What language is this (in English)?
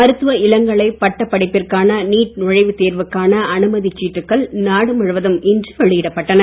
Tamil